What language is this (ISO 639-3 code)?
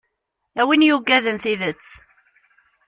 kab